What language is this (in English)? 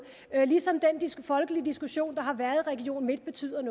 Danish